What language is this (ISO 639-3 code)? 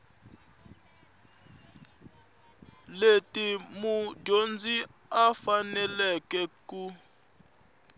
tso